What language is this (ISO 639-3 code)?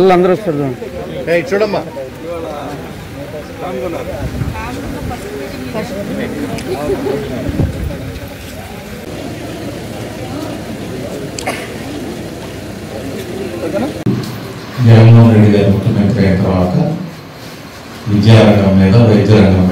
ind